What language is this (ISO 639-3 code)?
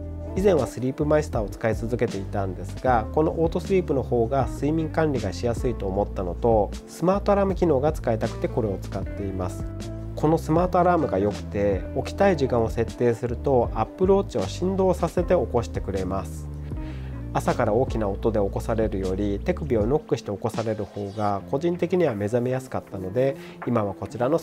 jpn